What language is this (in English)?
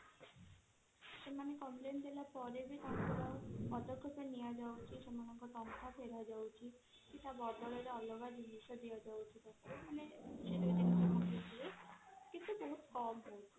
Odia